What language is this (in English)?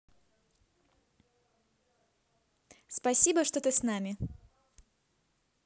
Russian